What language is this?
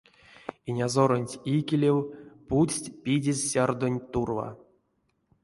Erzya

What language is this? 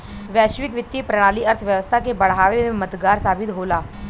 Bhojpuri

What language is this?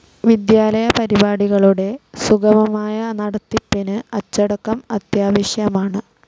Malayalam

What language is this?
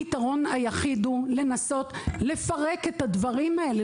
Hebrew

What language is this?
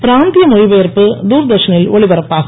Tamil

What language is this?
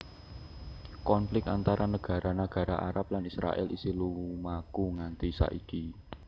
Javanese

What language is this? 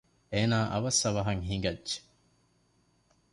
Divehi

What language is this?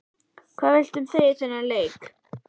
Icelandic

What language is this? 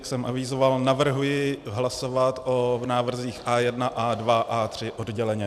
Czech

